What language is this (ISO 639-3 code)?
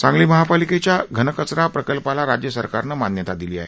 mar